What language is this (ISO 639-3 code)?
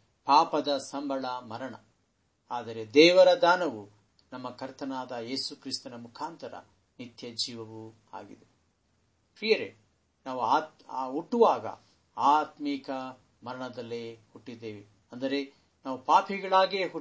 kan